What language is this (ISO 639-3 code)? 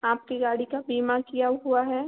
hin